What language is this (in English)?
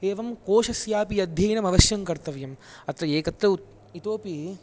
Sanskrit